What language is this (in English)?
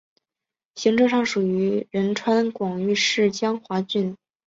Chinese